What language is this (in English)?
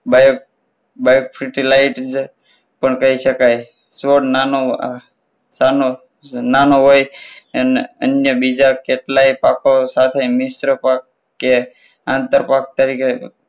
Gujarati